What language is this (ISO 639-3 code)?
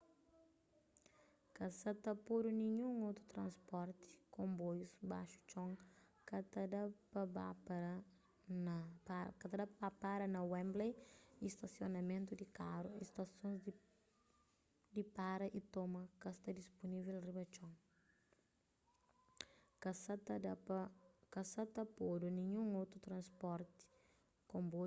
kea